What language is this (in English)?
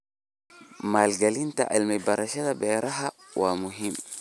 Somali